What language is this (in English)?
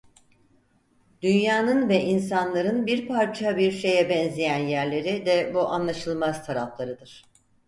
Turkish